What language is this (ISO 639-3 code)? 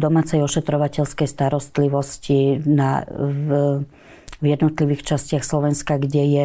slk